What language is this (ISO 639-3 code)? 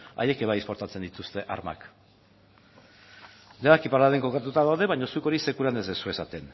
eus